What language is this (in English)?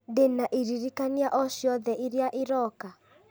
Kikuyu